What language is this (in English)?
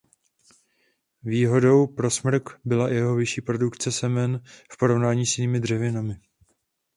Czech